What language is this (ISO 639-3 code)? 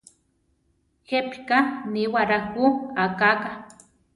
tar